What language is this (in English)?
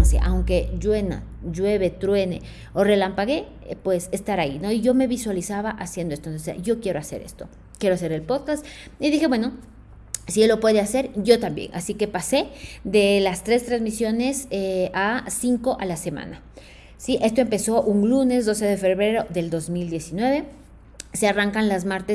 Spanish